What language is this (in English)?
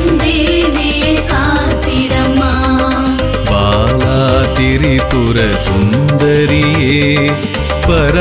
Tamil